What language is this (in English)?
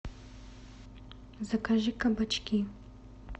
Russian